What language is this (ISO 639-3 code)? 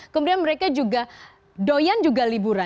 ind